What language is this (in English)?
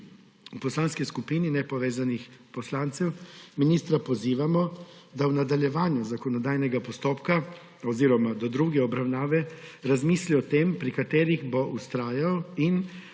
Slovenian